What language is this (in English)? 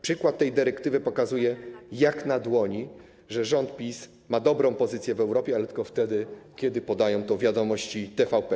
Polish